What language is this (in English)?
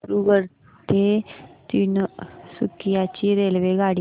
Marathi